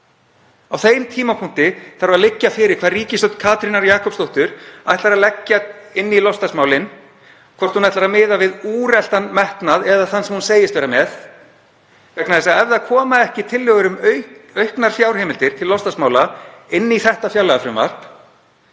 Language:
Icelandic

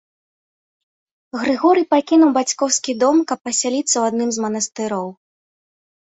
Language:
Belarusian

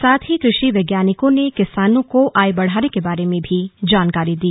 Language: Hindi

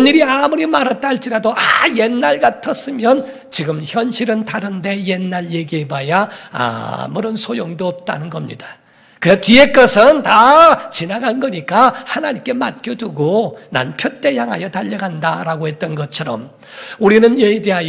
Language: Korean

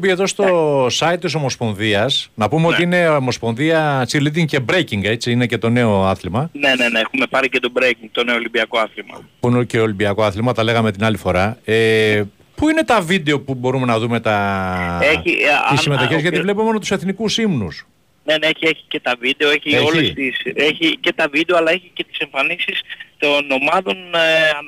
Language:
Greek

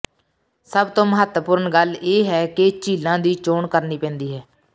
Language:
Punjabi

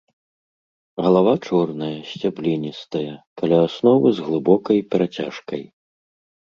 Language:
Belarusian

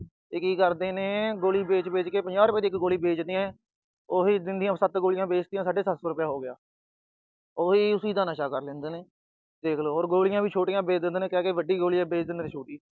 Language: Punjabi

